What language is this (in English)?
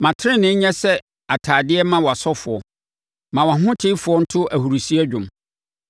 Akan